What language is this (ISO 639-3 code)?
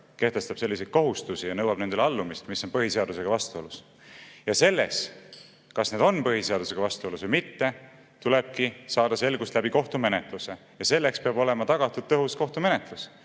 est